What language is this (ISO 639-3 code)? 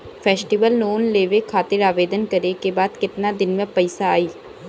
bho